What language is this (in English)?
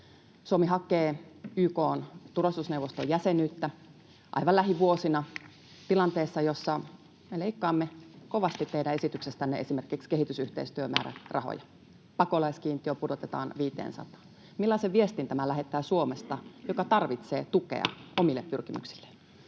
Finnish